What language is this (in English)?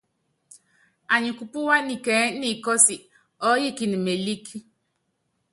Yangben